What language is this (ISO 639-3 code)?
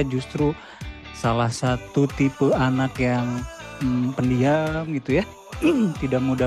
ind